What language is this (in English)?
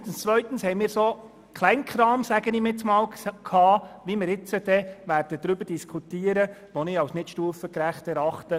Swiss German